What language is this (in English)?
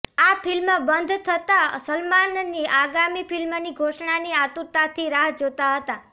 Gujarati